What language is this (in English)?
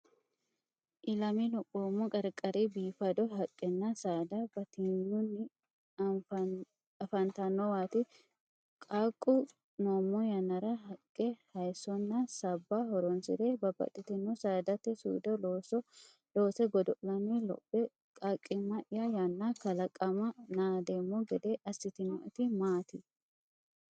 Sidamo